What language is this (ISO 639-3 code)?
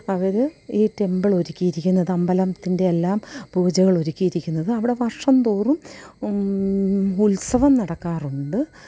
mal